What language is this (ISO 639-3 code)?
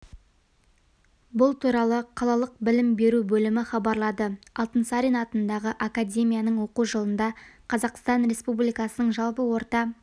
kaz